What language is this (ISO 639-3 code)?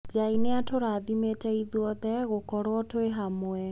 kik